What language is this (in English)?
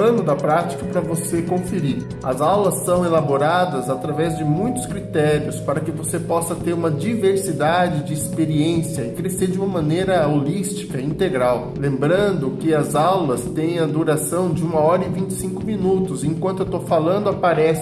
Portuguese